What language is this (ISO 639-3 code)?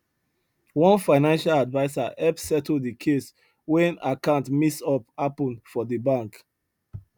pcm